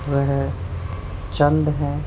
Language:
Urdu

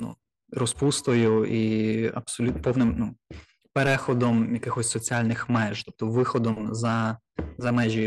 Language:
Ukrainian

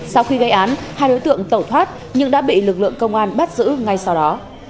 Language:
Vietnamese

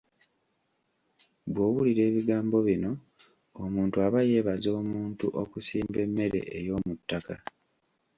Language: Ganda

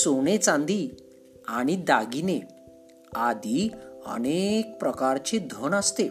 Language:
Marathi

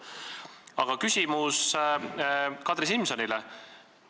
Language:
Estonian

